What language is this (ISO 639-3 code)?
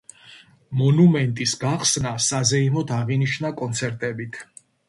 kat